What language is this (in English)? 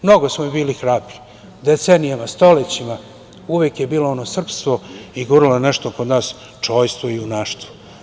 Serbian